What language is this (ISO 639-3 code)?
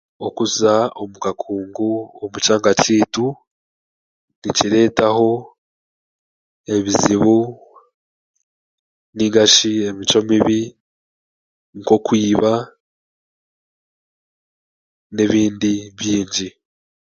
cgg